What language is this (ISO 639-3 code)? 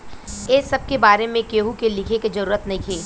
bho